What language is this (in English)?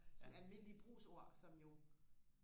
Danish